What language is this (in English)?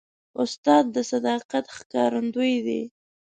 Pashto